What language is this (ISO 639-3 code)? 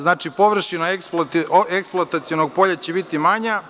srp